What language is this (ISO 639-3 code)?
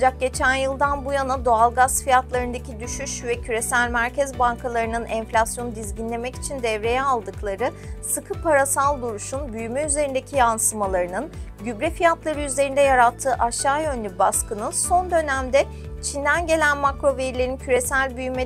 tur